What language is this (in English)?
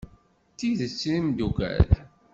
Kabyle